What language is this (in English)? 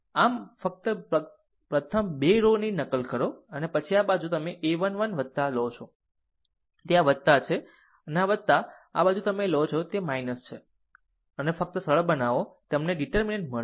Gujarati